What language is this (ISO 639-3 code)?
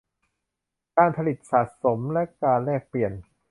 tha